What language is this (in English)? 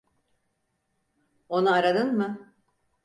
Turkish